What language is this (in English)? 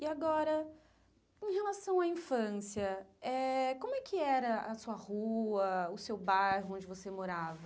Portuguese